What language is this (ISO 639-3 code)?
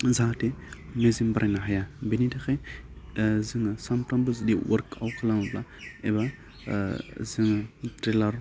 brx